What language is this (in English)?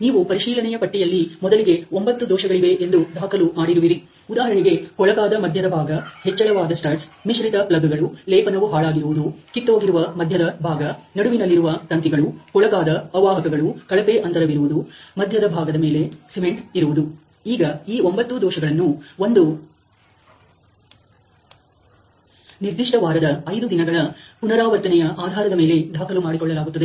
Kannada